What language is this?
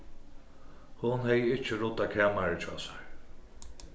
Faroese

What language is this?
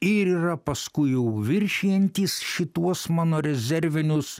Lithuanian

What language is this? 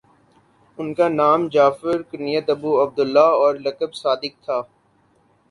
Urdu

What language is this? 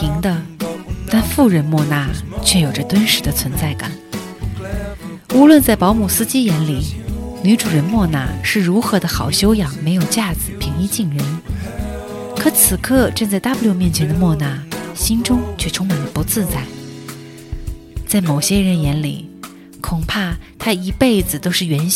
Chinese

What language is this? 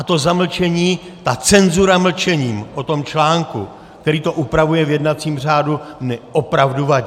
Czech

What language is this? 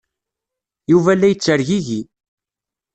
Kabyle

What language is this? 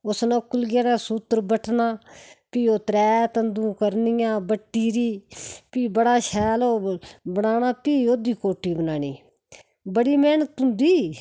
Dogri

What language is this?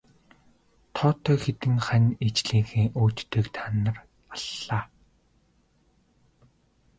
Mongolian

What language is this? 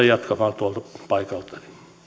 Finnish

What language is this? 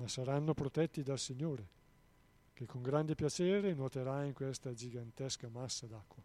Italian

